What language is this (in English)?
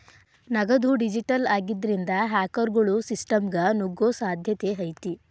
Kannada